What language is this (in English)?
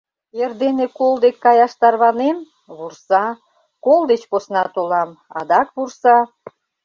Mari